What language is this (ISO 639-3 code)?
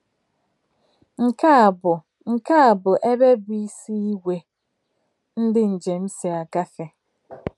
ibo